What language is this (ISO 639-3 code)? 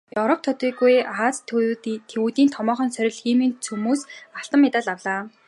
mon